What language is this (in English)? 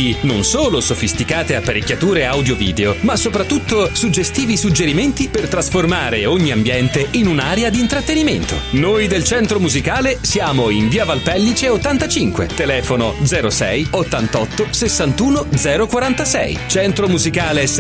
Italian